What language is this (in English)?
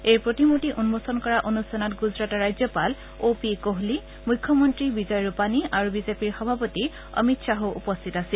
Assamese